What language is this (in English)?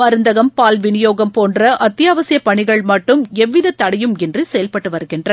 Tamil